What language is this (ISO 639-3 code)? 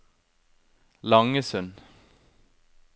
nor